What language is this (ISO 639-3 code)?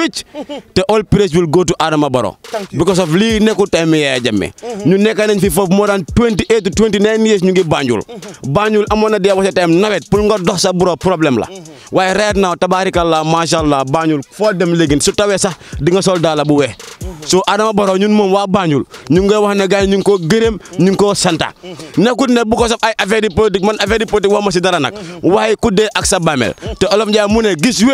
nld